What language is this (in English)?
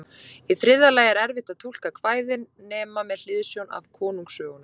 Icelandic